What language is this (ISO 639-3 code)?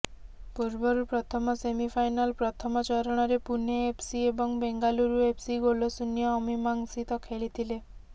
ori